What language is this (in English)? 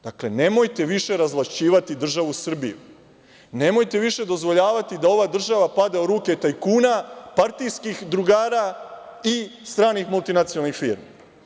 Serbian